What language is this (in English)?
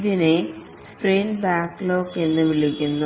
Malayalam